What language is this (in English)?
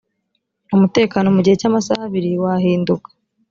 Kinyarwanda